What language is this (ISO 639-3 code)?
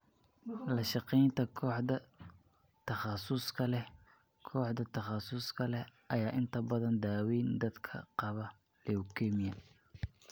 som